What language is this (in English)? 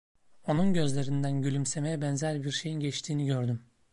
Turkish